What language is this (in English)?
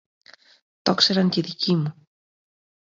Greek